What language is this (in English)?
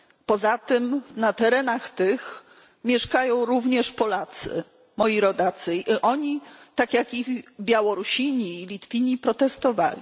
Polish